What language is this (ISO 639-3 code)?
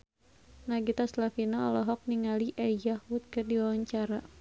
sun